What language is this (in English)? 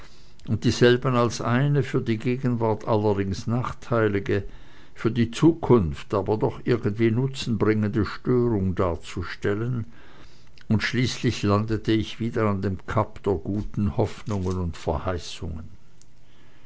German